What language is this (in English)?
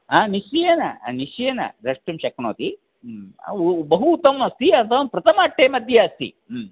Sanskrit